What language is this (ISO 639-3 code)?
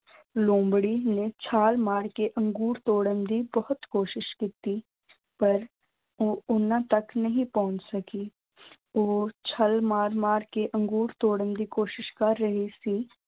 pan